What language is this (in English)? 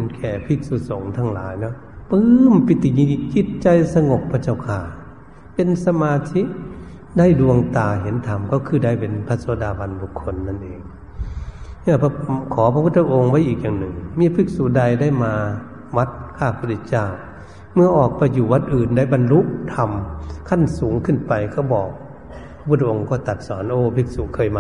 Thai